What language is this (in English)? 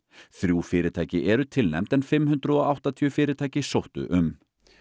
Icelandic